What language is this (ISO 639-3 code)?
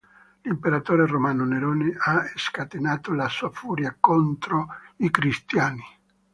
ita